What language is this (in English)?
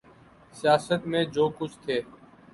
Urdu